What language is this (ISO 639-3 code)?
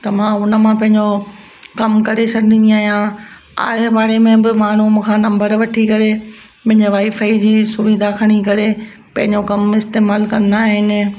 snd